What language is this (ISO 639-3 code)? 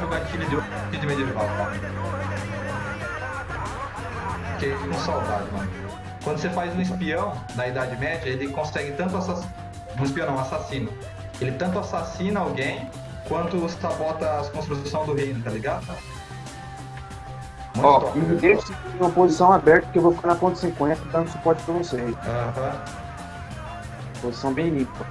por